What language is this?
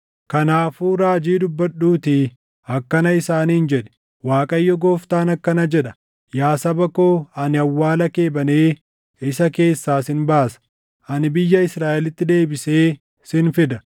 Oromo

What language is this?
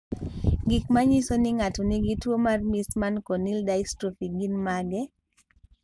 Luo (Kenya and Tanzania)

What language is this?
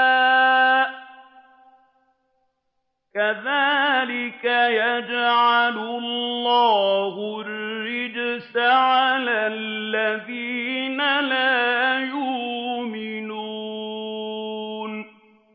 Arabic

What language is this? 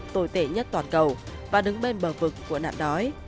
Vietnamese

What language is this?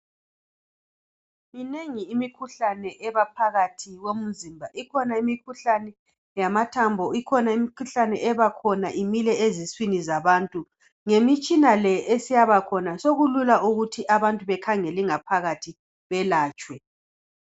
North Ndebele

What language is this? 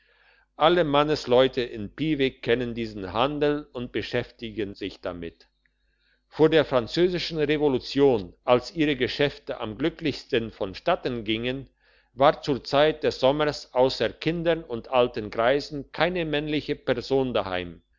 German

